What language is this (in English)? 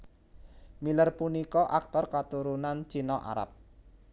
Javanese